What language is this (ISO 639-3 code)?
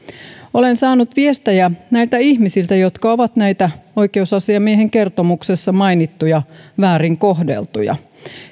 fin